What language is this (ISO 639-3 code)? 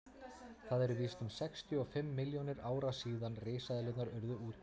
isl